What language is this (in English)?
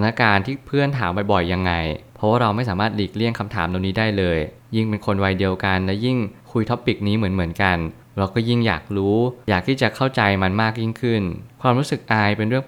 Thai